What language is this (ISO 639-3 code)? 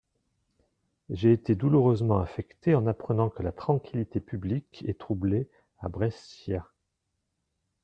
fra